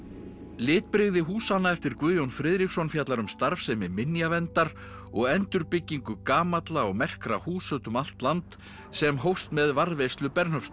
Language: Icelandic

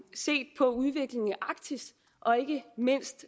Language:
Danish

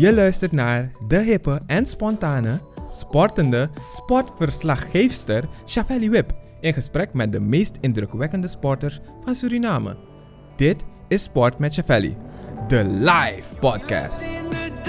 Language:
Dutch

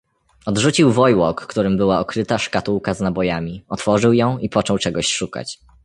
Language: Polish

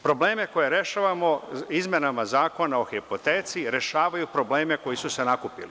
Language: Serbian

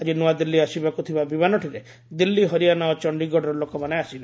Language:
Odia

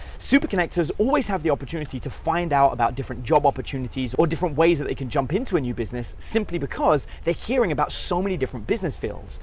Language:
English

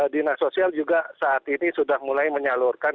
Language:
Indonesian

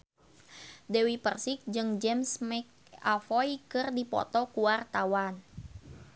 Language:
Sundanese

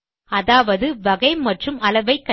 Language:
Tamil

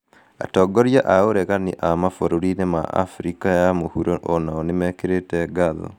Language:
Kikuyu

